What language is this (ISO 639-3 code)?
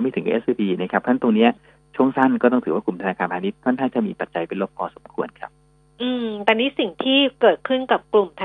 tha